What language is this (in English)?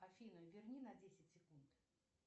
Russian